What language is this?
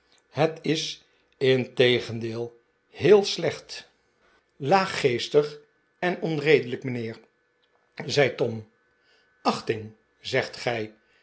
Dutch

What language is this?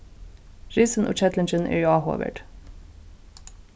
Faroese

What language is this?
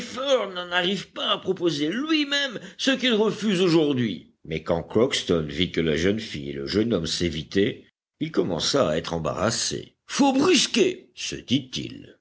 French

